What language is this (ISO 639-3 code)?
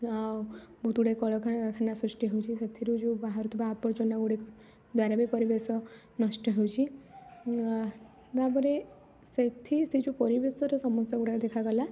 ori